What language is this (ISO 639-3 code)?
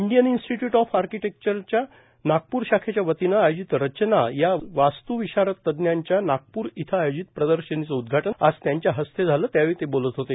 mar